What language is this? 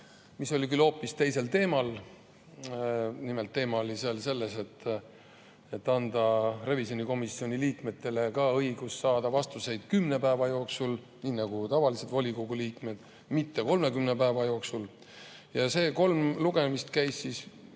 Estonian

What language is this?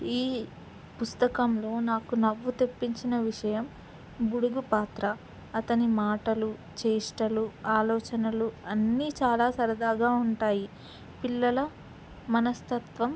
Telugu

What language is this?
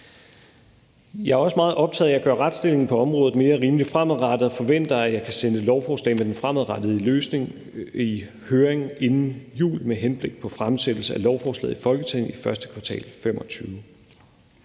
Danish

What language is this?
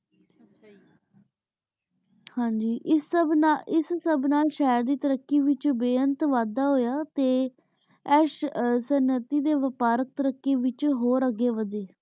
Punjabi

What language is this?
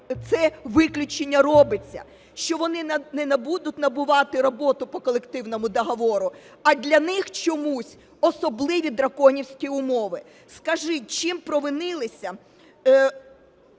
Ukrainian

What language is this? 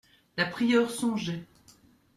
French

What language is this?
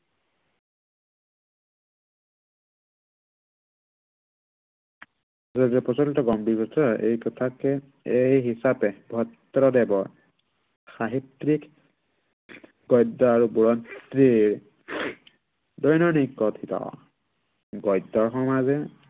Assamese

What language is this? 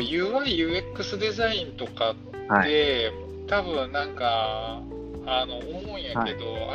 Japanese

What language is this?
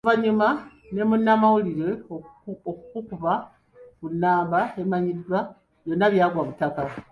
Ganda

